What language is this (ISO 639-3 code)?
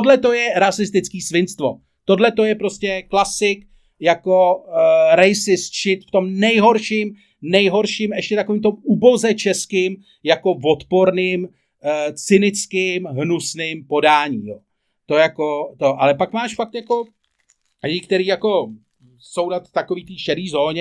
ces